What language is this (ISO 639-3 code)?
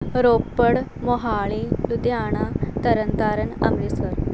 pan